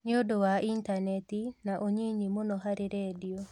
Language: Kikuyu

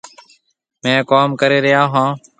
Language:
Marwari (Pakistan)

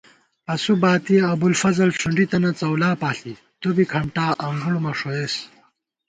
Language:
Gawar-Bati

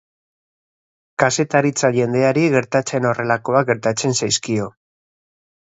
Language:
Basque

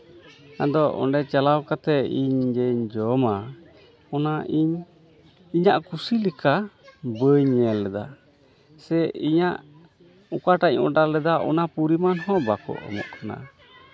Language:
Santali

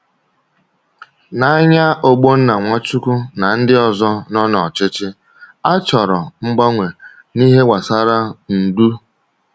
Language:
Igbo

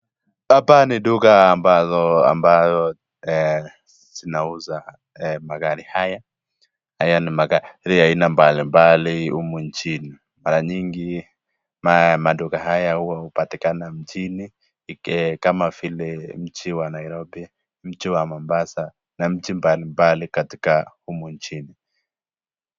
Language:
Swahili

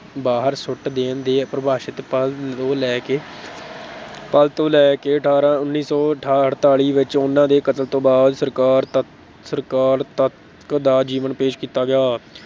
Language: Punjabi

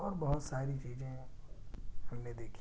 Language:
Urdu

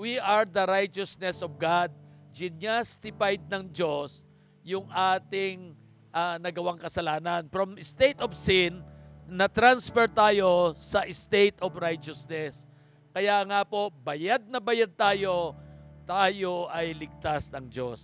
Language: Filipino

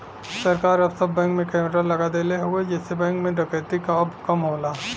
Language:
Bhojpuri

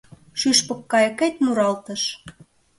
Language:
Mari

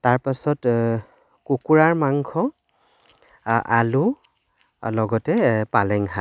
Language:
Assamese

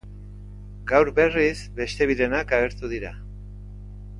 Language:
Basque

